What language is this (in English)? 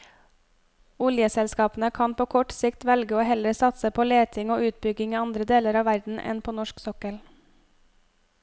Norwegian